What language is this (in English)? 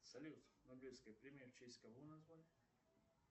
Russian